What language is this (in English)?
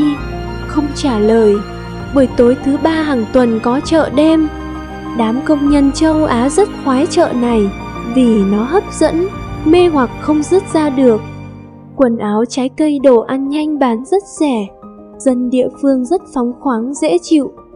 Vietnamese